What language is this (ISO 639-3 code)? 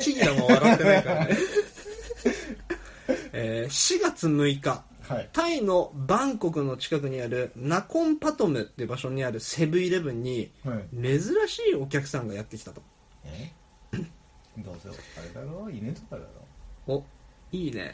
jpn